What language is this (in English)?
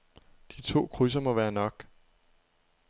Danish